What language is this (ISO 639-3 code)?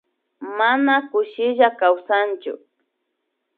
qvi